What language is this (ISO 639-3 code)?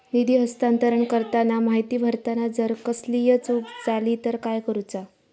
mar